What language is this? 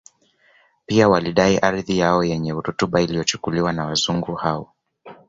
Swahili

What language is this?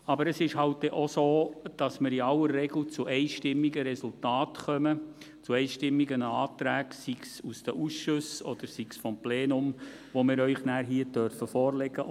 Swiss German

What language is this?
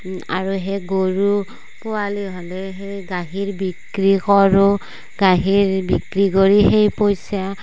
Assamese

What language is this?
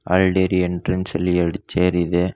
Kannada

